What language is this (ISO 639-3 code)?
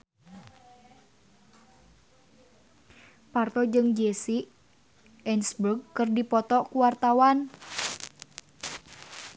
sun